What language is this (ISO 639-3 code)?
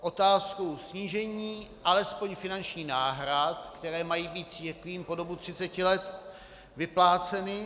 ces